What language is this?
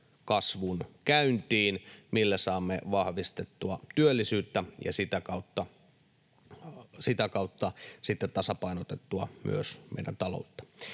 Finnish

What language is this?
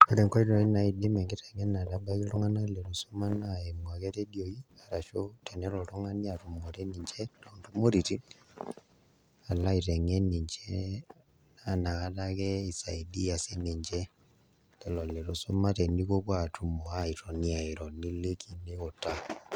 Masai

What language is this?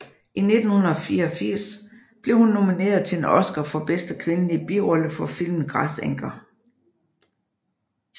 Danish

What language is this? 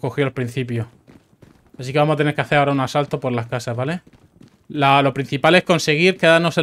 Spanish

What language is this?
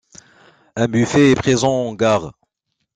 French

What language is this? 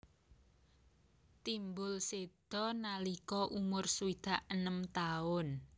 Javanese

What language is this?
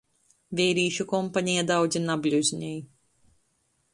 Latgalian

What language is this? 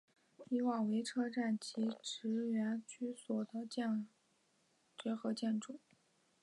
Chinese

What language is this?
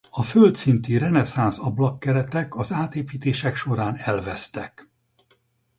Hungarian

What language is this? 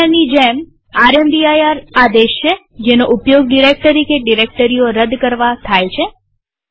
Gujarati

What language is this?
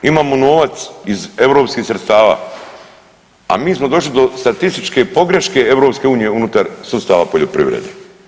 Croatian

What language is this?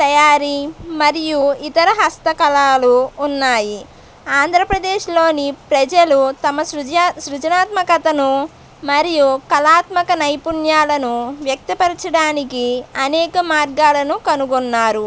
Telugu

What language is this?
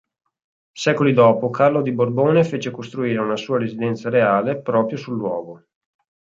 Italian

